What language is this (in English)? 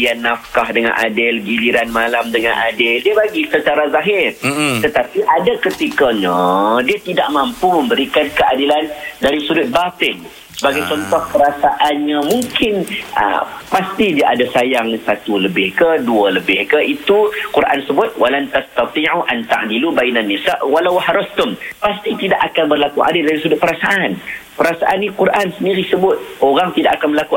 Malay